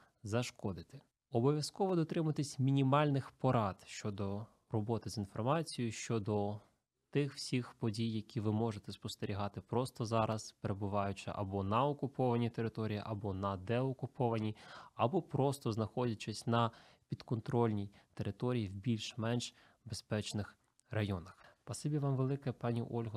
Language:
Ukrainian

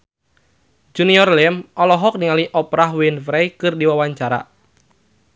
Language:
Sundanese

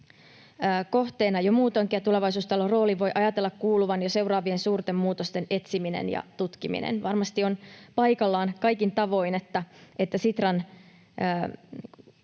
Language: Finnish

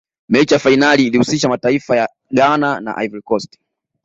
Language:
Swahili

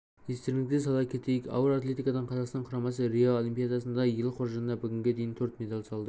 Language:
Kazakh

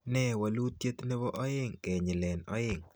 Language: Kalenjin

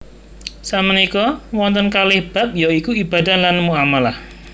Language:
Javanese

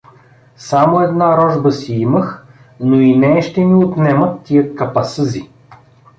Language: Bulgarian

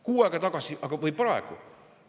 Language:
Estonian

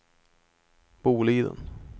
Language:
Swedish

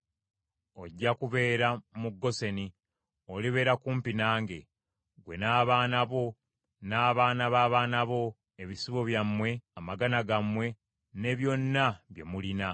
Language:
Ganda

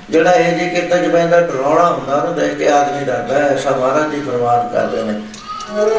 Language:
Punjabi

